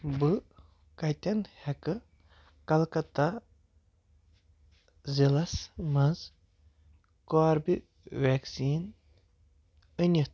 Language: Kashmiri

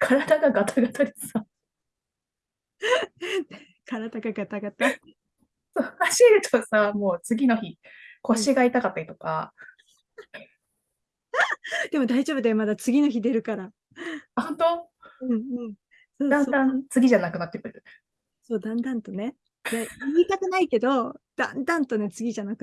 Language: Japanese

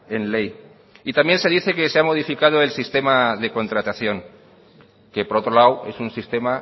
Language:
Spanish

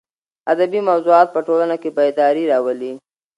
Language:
Pashto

